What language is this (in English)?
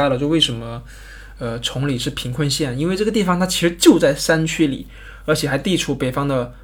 Chinese